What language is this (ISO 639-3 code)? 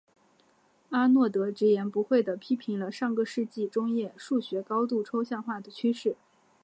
zho